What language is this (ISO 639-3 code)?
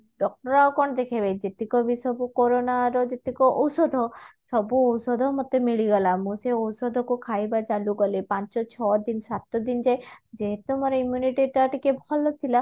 ori